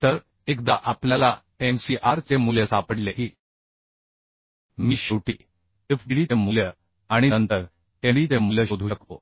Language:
Marathi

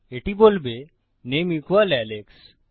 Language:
Bangla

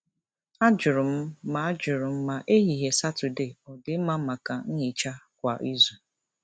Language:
Igbo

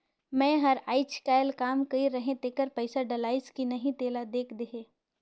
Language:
Chhattisgarhi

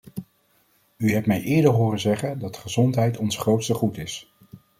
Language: Dutch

